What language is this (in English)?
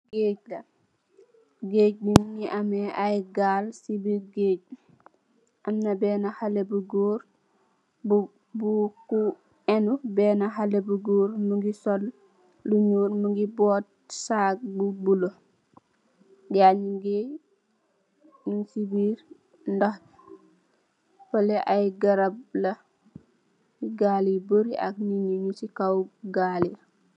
Wolof